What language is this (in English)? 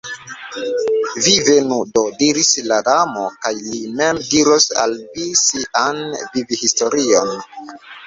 Esperanto